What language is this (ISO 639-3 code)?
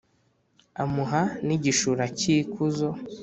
kin